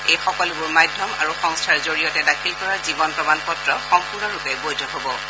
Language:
Assamese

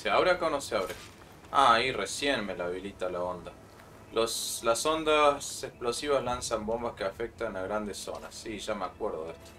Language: Spanish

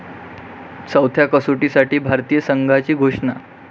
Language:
Marathi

